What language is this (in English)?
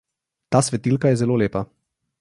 Slovenian